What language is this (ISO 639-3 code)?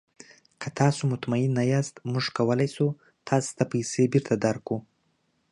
pus